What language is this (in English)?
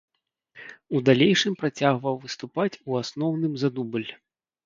Belarusian